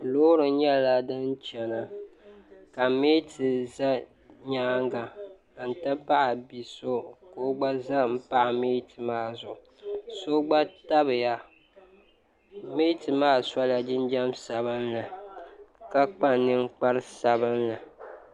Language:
Dagbani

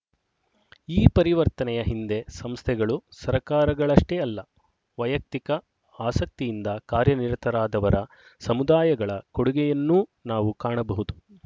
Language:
Kannada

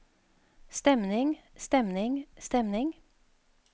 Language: Norwegian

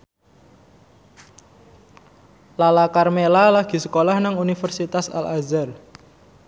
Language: Javanese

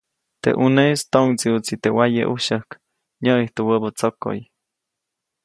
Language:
Copainalá Zoque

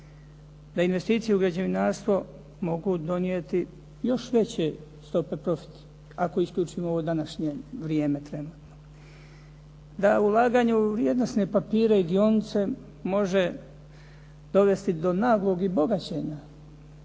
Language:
Croatian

